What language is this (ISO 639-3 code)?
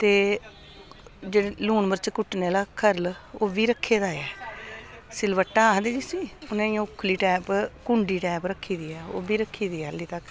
doi